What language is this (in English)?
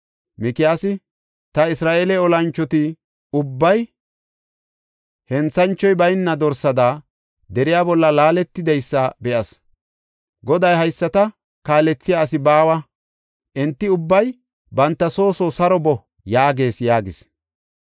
Gofa